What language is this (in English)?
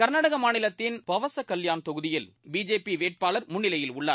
Tamil